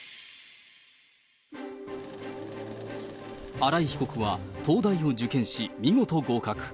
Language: Japanese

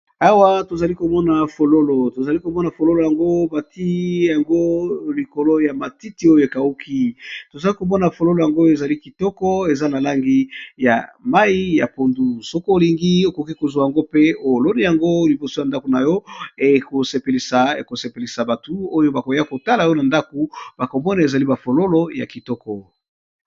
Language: Lingala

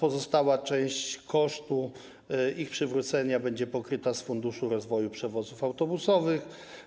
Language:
Polish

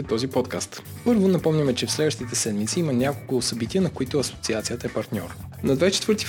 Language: Bulgarian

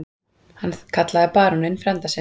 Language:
Icelandic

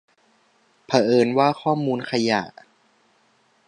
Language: Thai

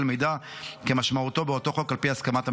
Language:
Hebrew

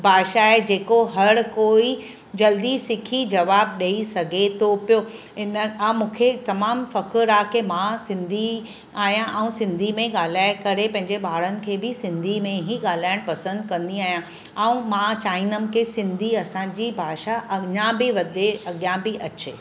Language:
Sindhi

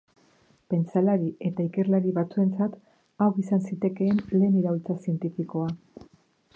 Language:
Basque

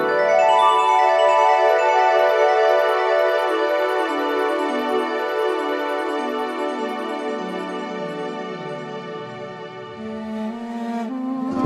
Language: Turkish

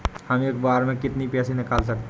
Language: Hindi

